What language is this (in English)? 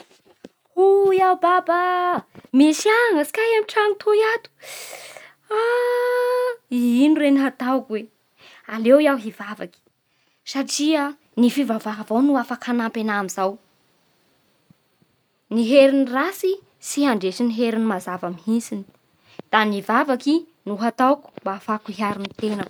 Bara Malagasy